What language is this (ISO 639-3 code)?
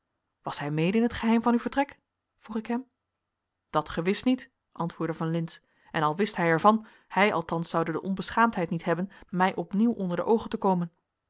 nld